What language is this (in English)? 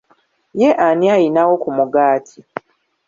Ganda